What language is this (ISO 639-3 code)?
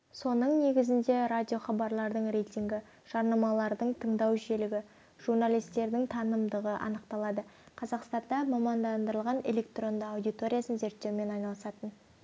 kaz